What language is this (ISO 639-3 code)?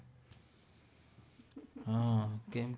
guj